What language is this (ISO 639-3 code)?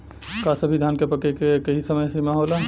bho